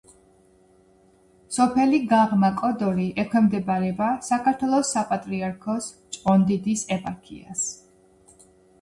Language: Georgian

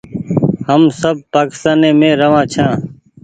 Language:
Goaria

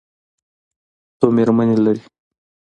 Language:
Pashto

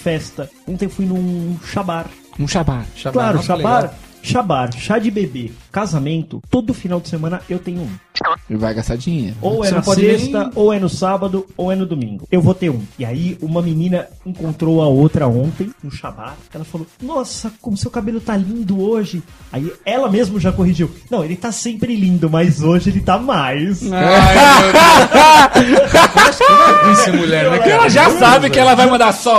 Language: Portuguese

